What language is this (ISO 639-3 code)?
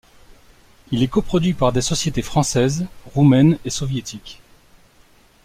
fra